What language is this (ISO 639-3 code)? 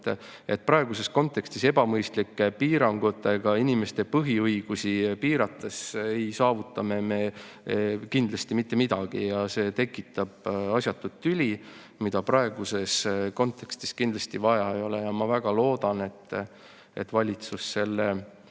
est